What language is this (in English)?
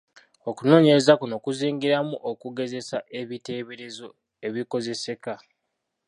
Ganda